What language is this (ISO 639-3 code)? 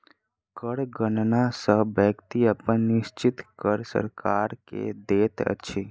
mai